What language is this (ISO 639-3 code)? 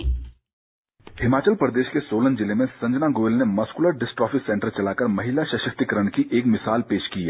hin